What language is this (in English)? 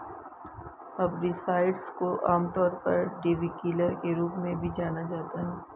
Hindi